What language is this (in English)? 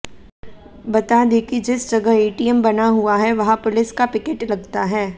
Hindi